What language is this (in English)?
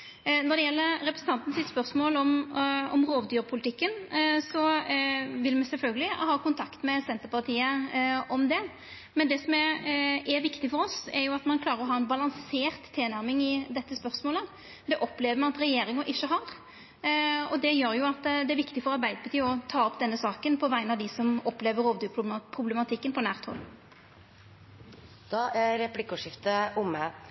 Norwegian